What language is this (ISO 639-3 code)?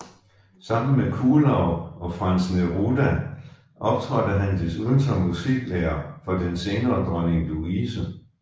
dan